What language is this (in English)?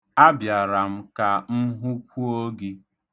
Igbo